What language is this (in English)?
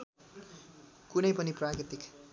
Nepali